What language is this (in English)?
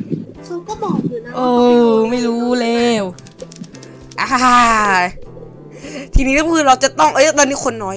Thai